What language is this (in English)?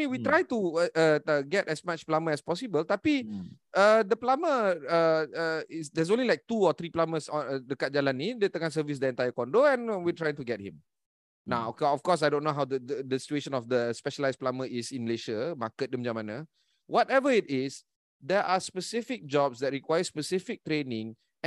Malay